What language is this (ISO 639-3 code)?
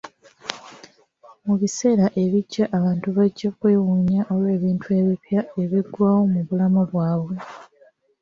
lug